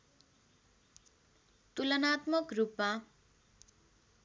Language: Nepali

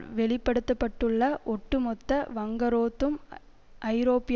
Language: Tamil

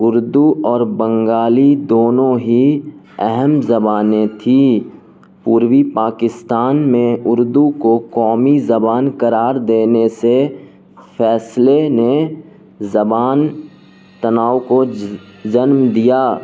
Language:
Urdu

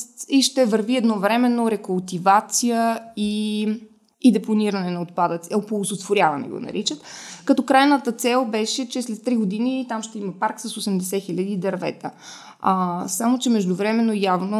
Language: Bulgarian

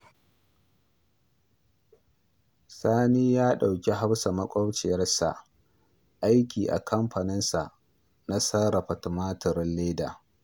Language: Hausa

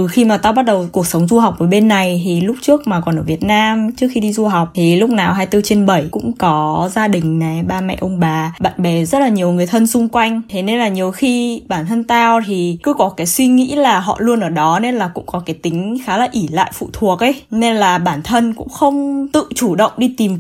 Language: Vietnamese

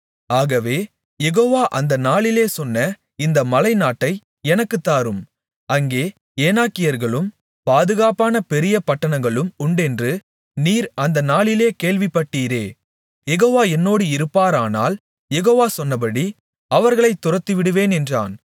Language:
Tamil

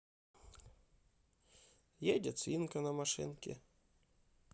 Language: Russian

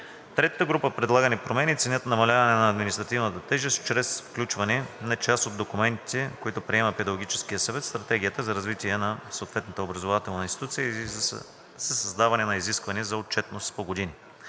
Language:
Bulgarian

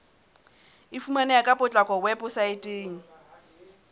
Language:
Southern Sotho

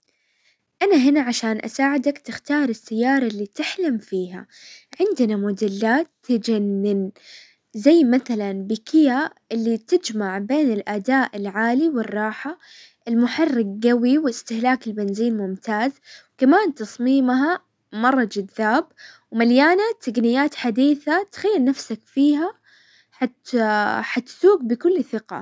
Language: Hijazi Arabic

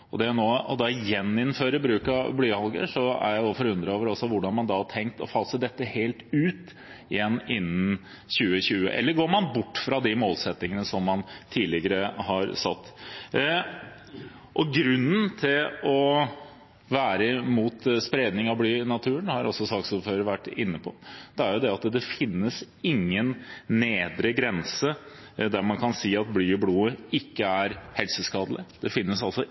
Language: Norwegian Bokmål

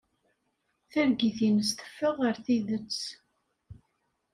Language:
Kabyle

